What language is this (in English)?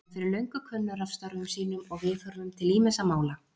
Icelandic